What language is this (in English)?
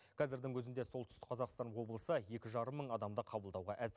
Kazakh